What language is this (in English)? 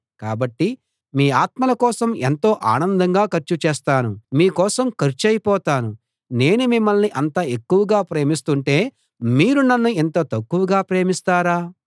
Telugu